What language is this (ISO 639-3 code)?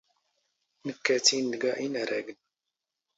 zgh